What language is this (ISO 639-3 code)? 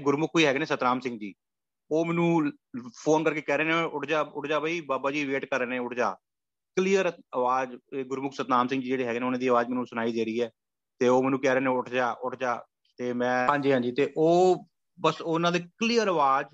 pan